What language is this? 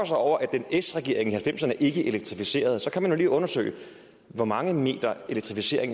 Danish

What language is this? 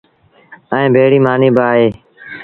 Sindhi Bhil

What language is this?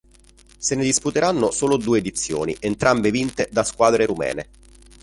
Italian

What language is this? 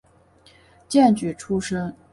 Chinese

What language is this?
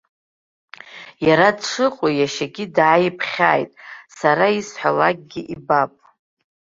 Abkhazian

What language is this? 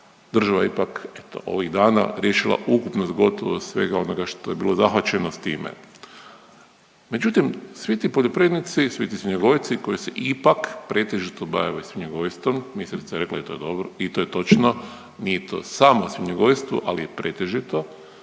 Croatian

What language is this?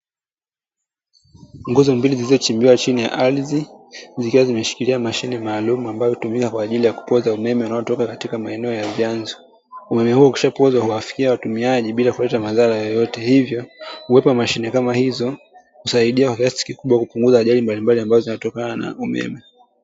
Swahili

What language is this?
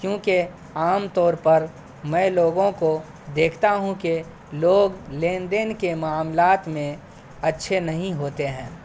Urdu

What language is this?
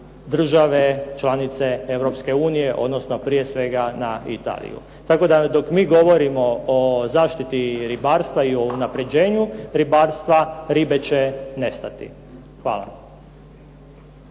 Croatian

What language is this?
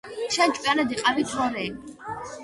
Georgian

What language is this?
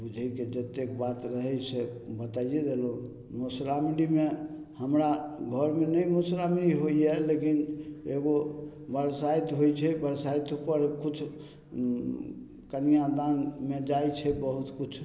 Maithili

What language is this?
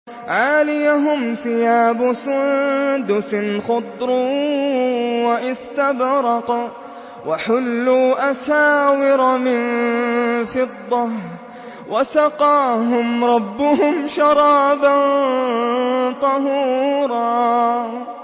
Arabic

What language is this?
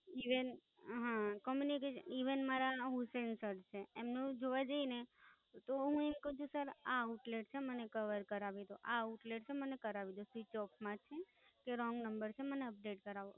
Gujarati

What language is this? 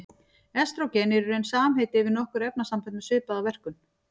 Icelandic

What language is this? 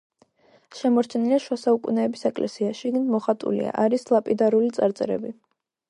Georgian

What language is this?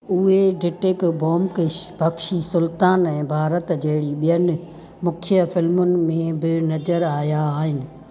Sindhi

